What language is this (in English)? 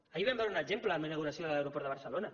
Catalan